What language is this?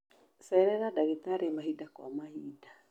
Kikuyu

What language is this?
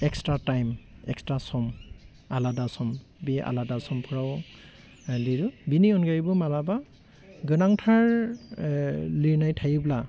Bodo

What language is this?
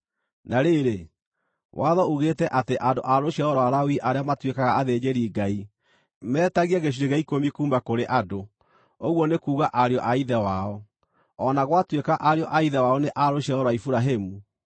Kikuyu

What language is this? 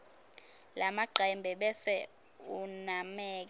Swati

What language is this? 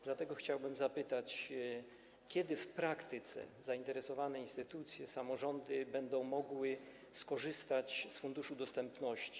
Polish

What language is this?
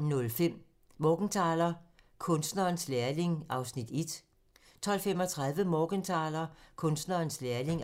Danish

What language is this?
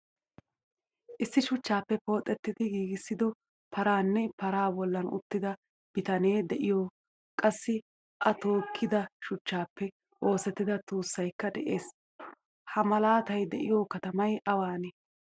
Wolaytta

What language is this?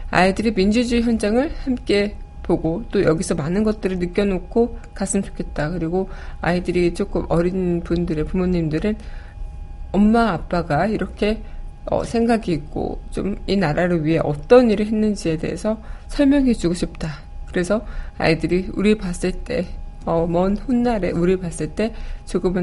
Korean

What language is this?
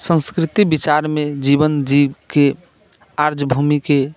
Maithili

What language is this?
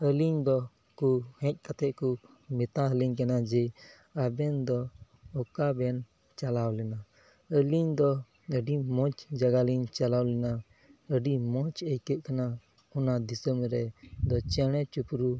Santali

